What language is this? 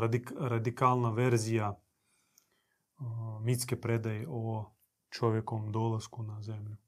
Croatian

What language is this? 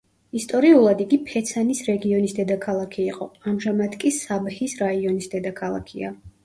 Georgian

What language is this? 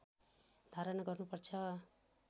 Nepali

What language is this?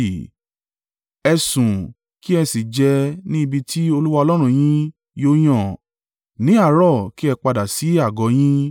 Yoruba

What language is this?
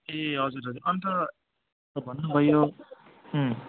Nepali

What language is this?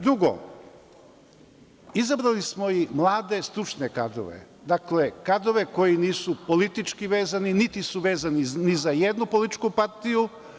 Serbian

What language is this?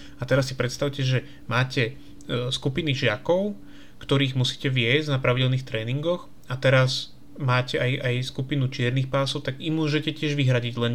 Slovak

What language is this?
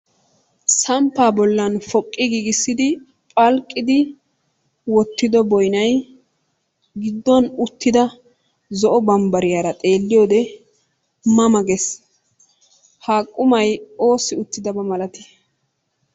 Wolaytta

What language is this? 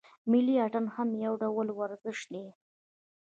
Pashto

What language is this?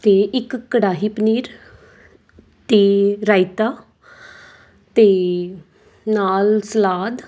Punjabi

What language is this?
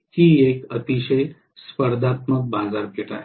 Marathi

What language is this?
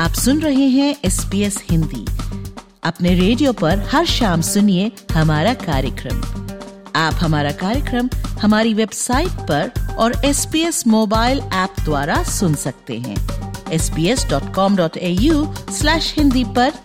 Hindi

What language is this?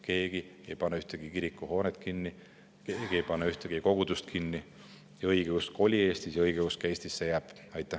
Estonian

